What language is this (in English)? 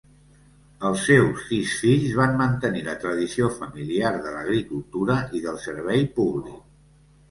Catalan